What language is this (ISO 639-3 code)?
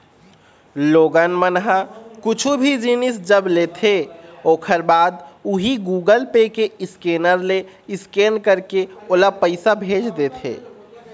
hne